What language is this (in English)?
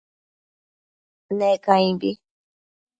Matsés